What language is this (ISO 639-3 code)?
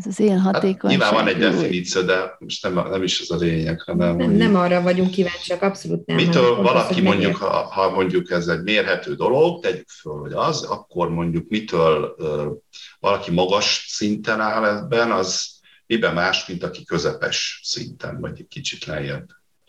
hun